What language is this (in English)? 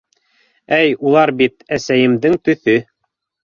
Bashkir